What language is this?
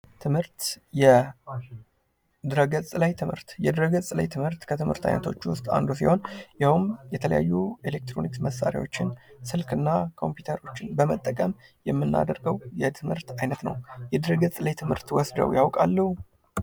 Amharic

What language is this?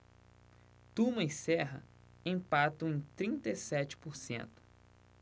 Portuguese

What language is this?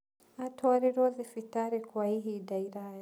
Kikuyu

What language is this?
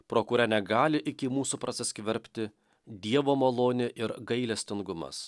Lithuanian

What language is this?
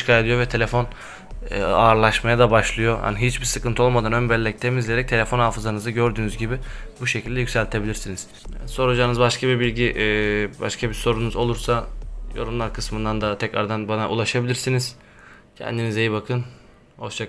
Turkish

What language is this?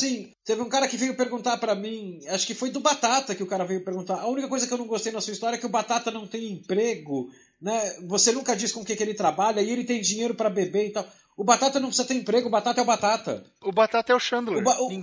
Portuguese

